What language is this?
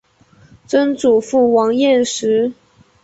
Chinese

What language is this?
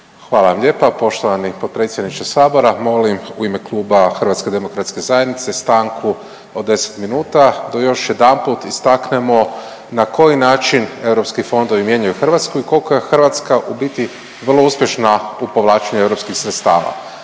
Croatian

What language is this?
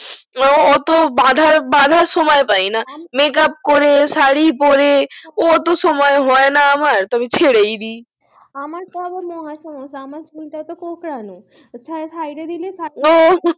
Bangla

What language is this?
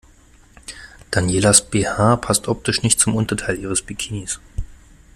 German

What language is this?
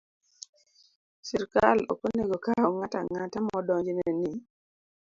Luo (Kenya and Tanzania)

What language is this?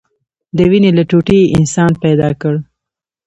Pashto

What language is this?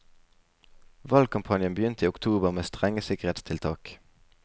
Norwegian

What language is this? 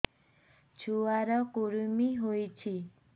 Odia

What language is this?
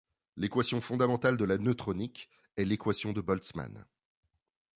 French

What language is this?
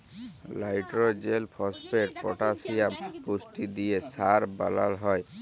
Bangla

